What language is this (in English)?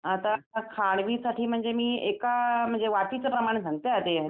Marathi